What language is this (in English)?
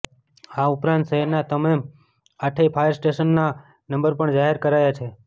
Gujarati